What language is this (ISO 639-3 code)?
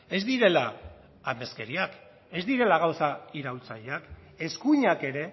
eus